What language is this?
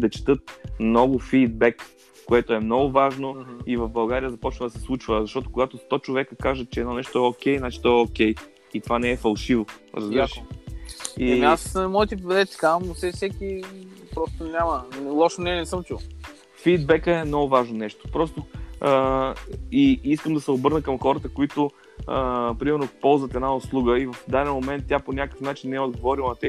Bulgarian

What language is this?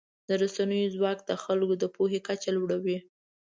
Pashto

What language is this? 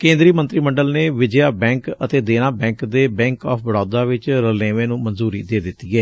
Punjabi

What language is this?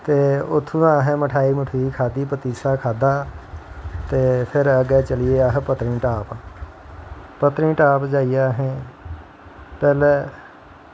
Dogri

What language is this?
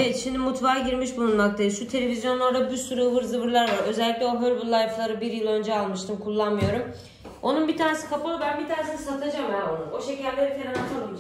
Turkish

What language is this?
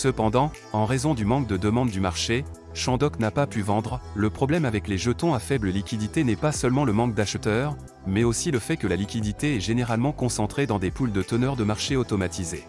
French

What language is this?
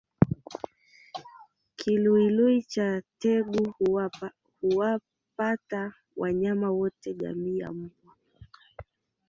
Swahili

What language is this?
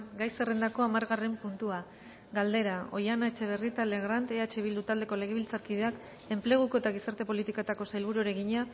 Basque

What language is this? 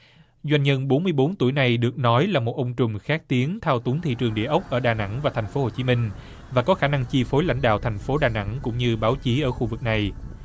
Vietnamese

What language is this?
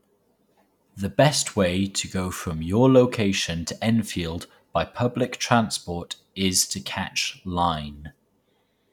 English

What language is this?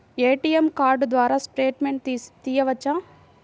Telugu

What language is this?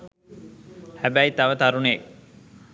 Sinhala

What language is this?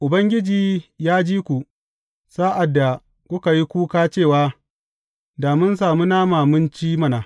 Hausa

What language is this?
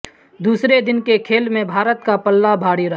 Urdu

